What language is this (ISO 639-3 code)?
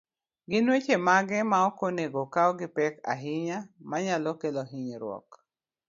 luo